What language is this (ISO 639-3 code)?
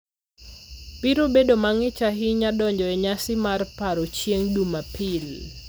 luo